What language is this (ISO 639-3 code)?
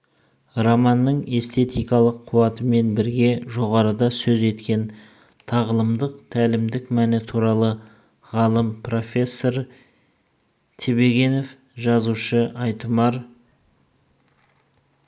kaz